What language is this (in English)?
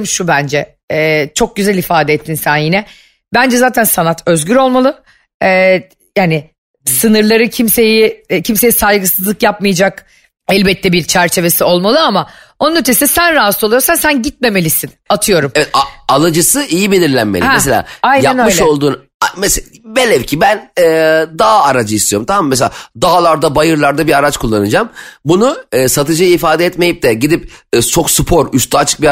Turkish